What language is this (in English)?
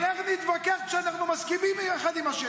Hebrew